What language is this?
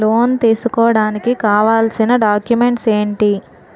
Telugu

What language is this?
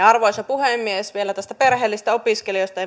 Finnish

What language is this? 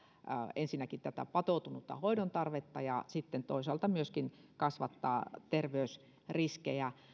Finnish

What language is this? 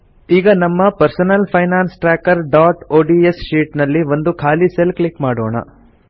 Kannada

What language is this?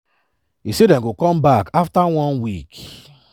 Nigerian Pidgin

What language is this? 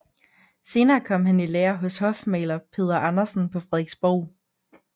Danish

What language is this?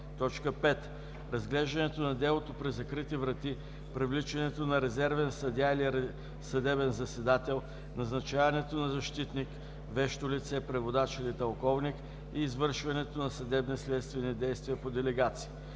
Bulgarian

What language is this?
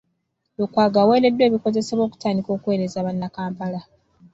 Ganda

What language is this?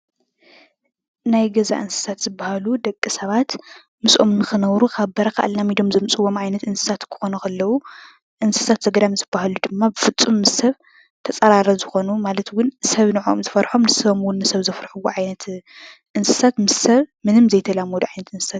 Tigrinya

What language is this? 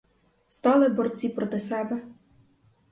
Ukrainian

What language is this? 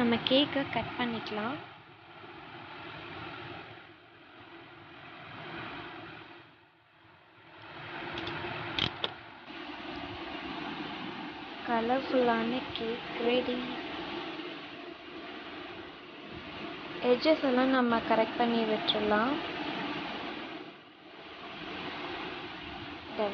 Romanian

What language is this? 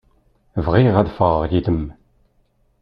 Kabyle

